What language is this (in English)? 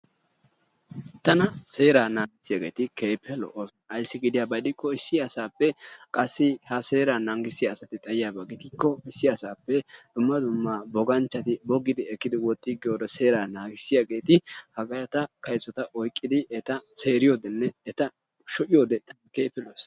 Wolaytta